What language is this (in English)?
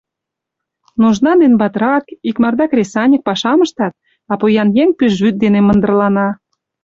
Mari